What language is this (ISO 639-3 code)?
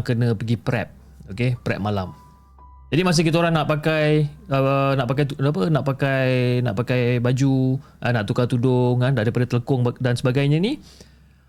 msa